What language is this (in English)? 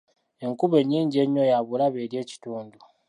Ganda